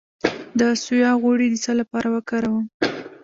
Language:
Pashto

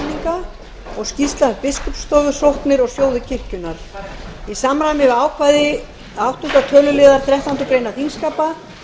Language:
Icelandic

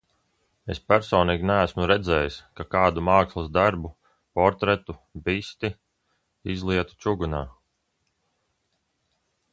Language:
Latvian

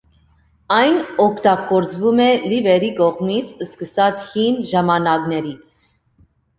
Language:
Armenian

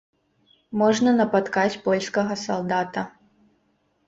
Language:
Belarusian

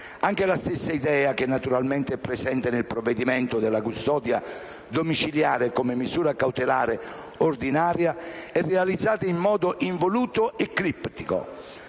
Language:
Italian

